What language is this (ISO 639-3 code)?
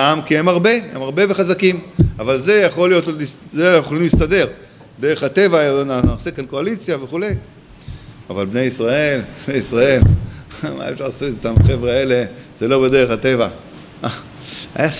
heb